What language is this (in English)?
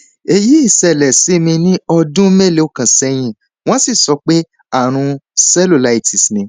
Yoruba